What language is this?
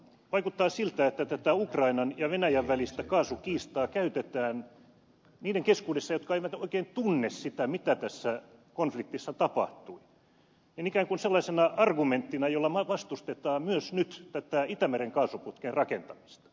Finnish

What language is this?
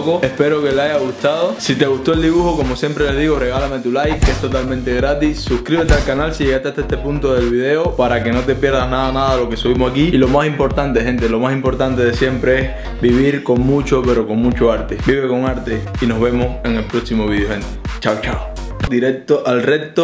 Spanish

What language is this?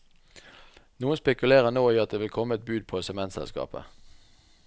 Norwegian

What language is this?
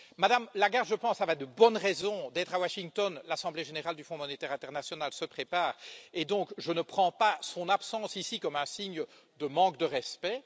French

